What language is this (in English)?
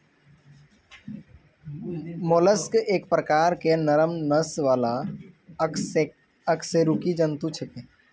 Maithili